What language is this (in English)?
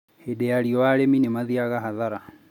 Kikuyu